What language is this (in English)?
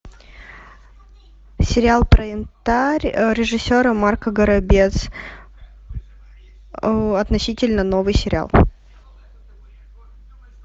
Russian